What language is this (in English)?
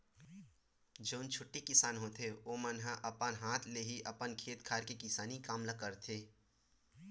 Chhattisgarhi